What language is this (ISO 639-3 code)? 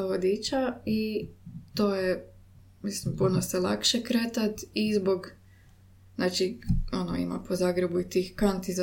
hrv